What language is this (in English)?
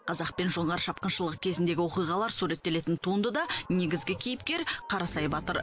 Kazakh